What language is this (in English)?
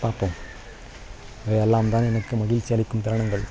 Tamil